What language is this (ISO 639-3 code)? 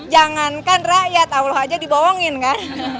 ind